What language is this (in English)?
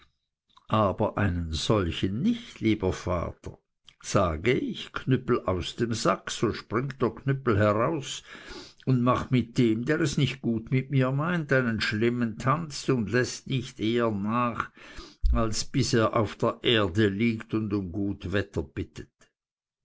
German